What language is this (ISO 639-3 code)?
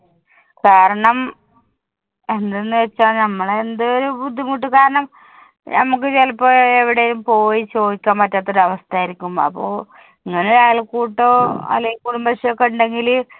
mal